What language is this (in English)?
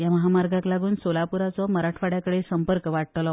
Konkani